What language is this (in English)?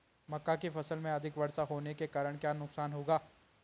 Hindi